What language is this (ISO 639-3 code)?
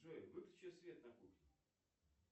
rus